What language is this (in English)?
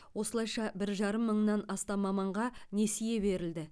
Kazakh